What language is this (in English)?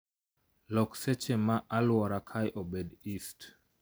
Luo (Kenya and Tanzania)